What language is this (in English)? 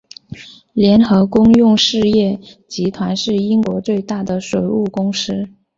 Chinese